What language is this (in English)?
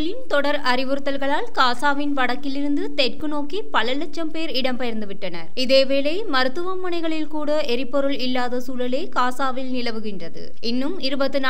Japanese